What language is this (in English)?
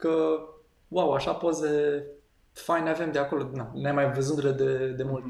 Romanian